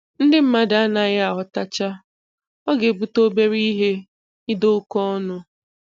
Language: Igbo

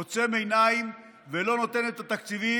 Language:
Hebrew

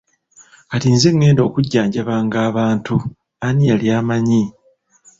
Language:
Ganda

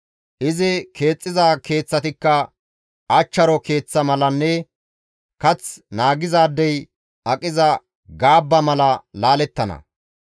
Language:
Gamo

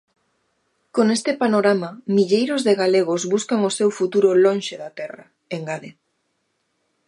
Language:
Galician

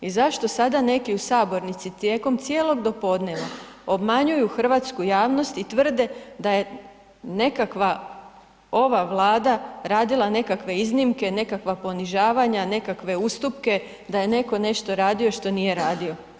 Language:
Croatian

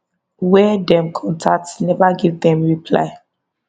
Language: Nigerian Pidgin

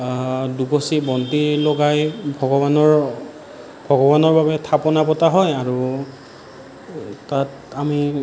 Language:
Assamese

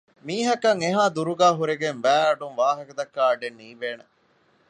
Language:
Divehi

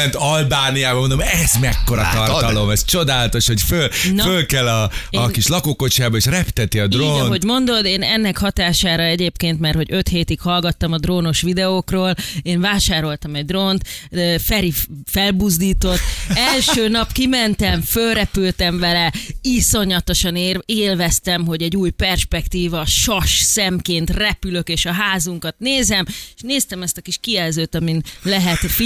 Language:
Hungarian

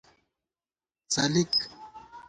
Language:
Gawar-Bati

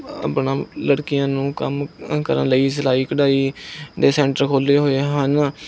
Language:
Punjabi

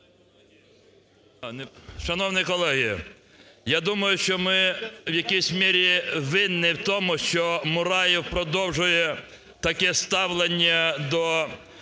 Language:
Ukrainian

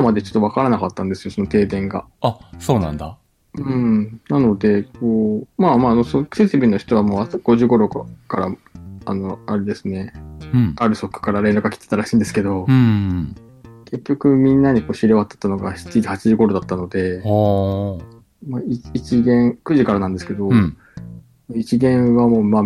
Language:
Japanese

